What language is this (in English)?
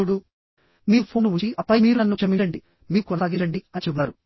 Telugu